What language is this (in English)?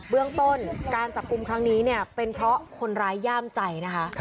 Thai